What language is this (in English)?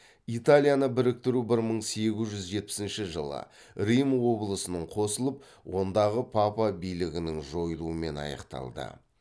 Kazakh